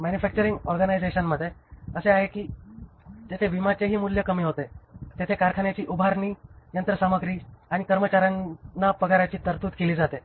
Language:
Marathi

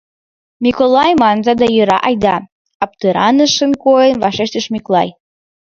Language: Mari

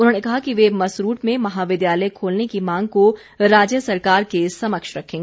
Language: Hindi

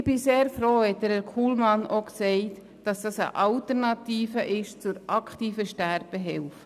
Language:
Swiss German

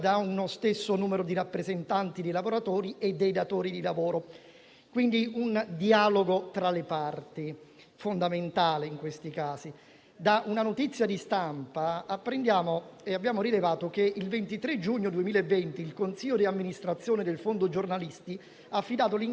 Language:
Italian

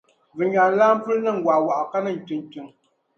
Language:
Dagbani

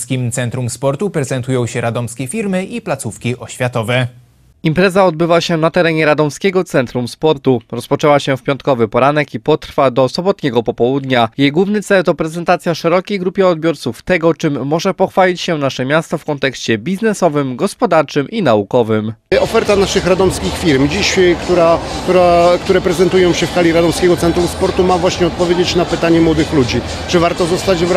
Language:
Polish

